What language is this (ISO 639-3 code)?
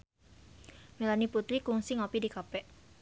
sun